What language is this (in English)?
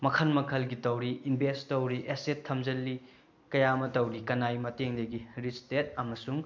Manipuri